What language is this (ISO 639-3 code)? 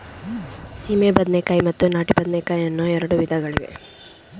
kan